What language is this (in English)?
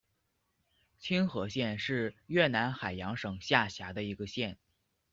Chinese